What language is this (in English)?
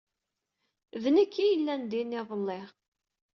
Kabyle